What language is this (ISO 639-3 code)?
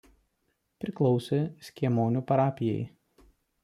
lit